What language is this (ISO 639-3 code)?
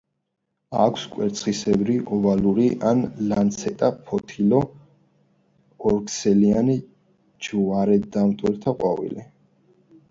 kat